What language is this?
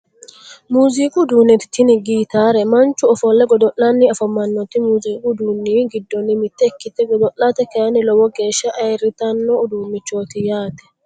Sidamo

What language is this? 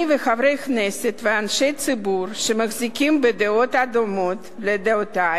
Hebrew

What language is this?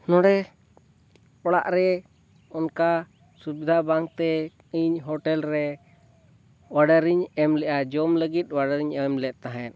Santali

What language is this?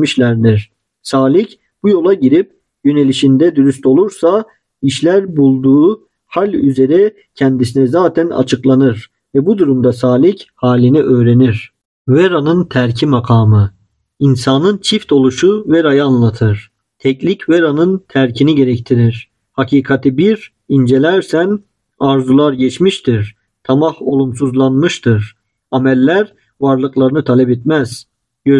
Turkish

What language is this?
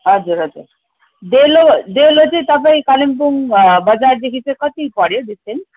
Nepali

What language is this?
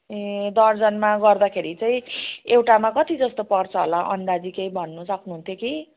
Nepali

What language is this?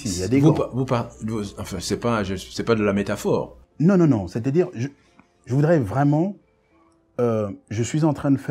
French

